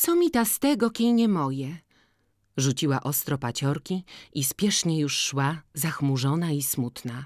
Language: Polish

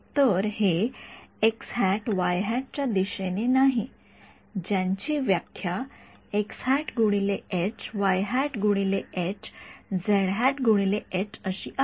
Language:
Marathi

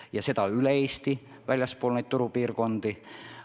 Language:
Estonian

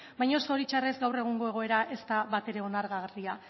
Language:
Basque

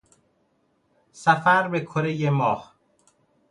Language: Persian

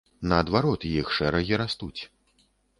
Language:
Belarusian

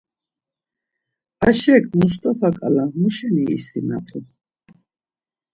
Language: Laz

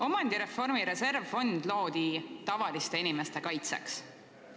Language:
Estonian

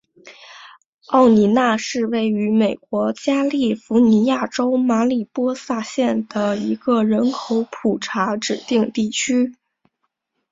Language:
Chinese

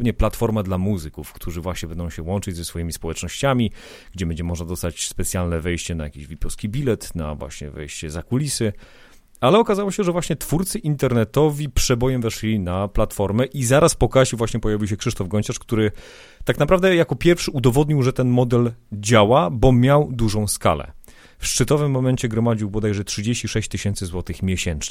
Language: Polish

